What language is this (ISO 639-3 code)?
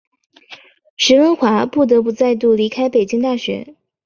zho